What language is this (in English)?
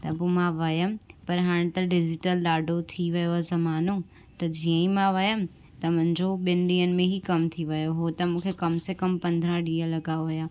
Sindhi